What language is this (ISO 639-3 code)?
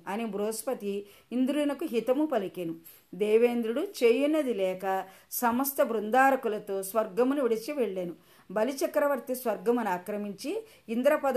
tel